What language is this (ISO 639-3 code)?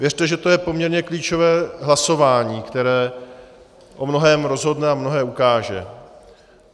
ces